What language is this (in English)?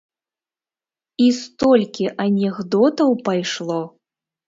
Belarusian